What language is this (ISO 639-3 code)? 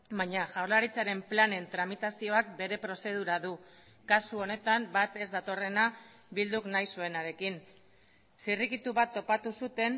eus